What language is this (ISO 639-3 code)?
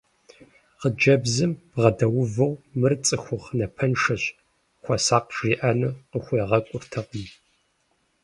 kbd